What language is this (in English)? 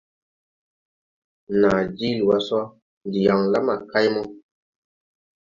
Tupuri